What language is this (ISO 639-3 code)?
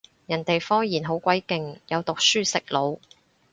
yue